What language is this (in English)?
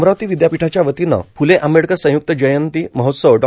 Marathi